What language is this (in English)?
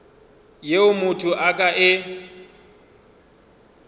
Northern Sotho